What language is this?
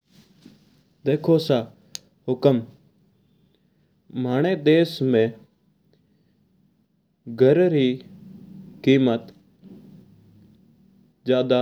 Mewari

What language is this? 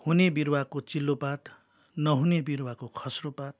Nepali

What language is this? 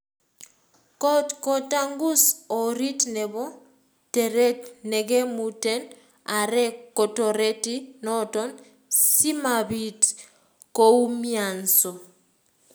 Kalenjin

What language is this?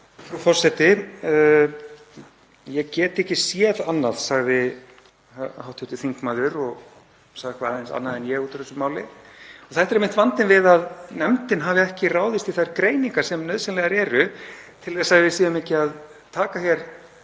Icelandic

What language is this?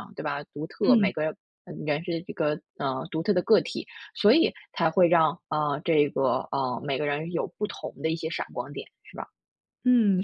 Chinese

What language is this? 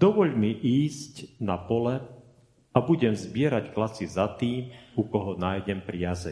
Slovak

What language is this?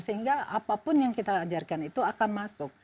Indonesian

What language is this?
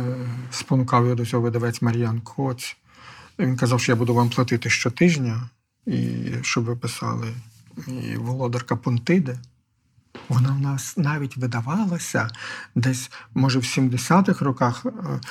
Ukrainian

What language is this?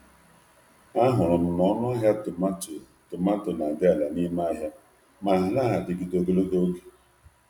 Igbo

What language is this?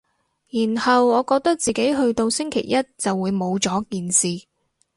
Cantonese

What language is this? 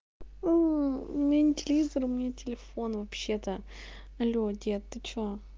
Russian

